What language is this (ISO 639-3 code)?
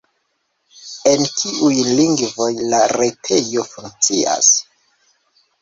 epo